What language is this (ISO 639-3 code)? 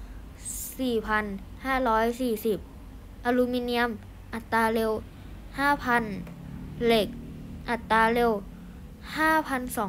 tha